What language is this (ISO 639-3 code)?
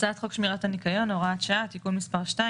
heb